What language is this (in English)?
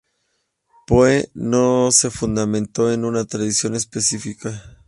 Spanish